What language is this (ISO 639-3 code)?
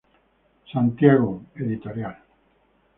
spa